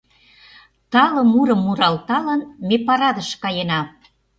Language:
Mari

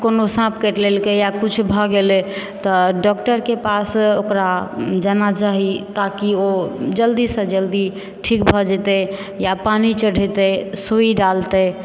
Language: Maithili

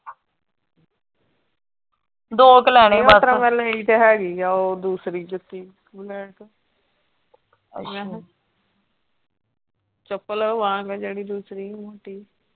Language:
Punjabi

